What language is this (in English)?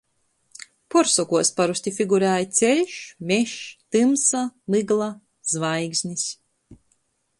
Latgalian